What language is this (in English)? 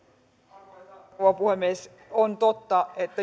Finnish